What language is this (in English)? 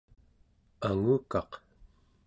Central Yupik